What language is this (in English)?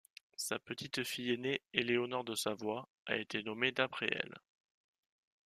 French